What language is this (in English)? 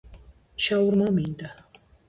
Georgian